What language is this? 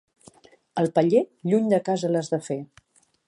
Catalan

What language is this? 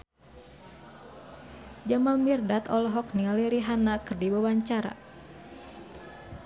Sundanese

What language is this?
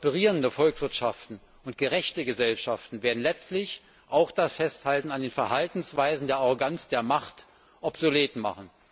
German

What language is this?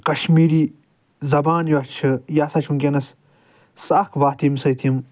Kashmiri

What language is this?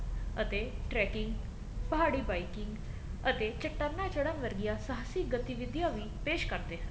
Punjabi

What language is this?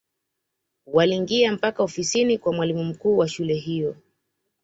Swahili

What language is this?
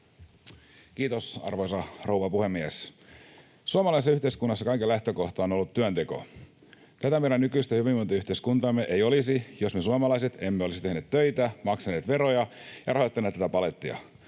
Finnish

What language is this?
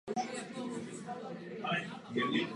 Czech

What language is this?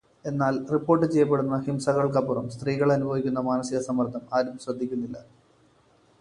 Malayalam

